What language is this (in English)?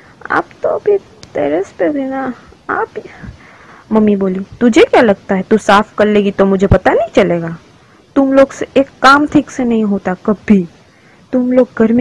Hindi